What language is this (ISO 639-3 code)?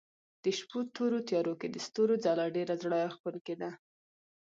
pus